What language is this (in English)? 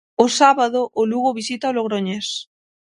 Galician